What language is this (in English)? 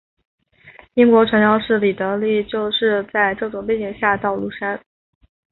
Chinese